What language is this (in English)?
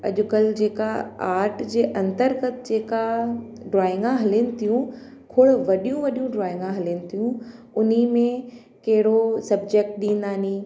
Sindhi